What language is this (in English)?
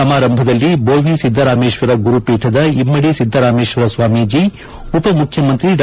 Kannada